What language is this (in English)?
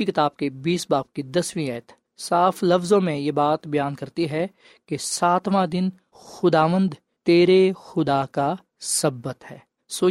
Urdu